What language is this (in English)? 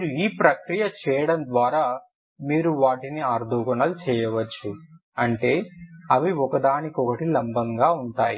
Telugu